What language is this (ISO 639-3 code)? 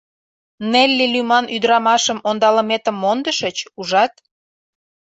chm